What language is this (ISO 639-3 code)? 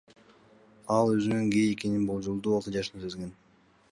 kir